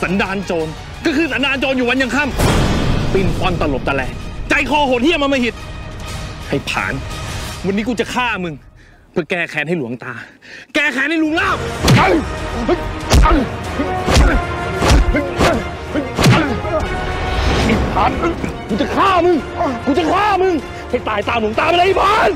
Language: Thai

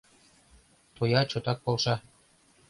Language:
Mari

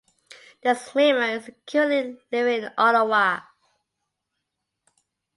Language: English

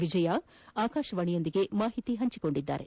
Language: Kannada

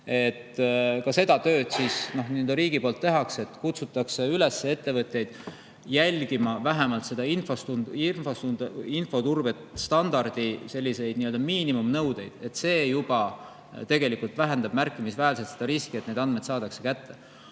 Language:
Estonian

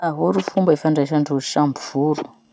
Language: Masikoro Malagasy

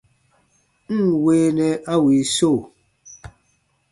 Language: Baatonum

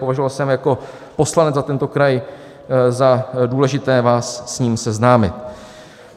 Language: Czech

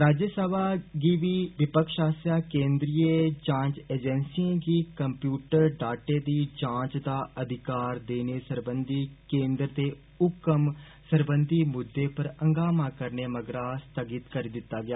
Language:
Dogri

